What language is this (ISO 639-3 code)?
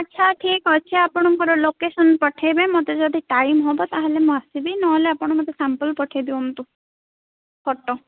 ori